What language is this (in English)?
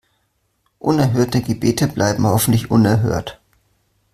German